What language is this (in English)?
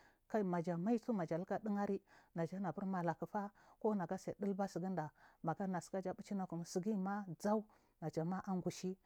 Marghi South